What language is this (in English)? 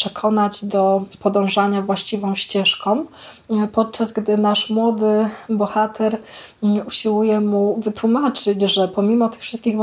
Polish